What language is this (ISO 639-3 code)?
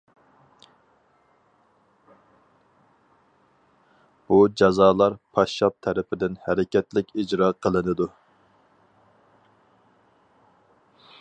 uig